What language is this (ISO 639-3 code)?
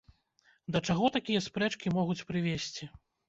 bel